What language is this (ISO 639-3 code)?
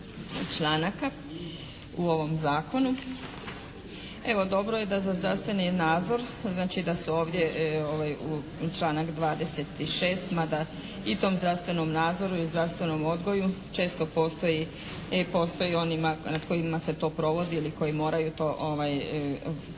hrv